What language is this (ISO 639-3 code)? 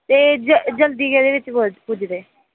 doi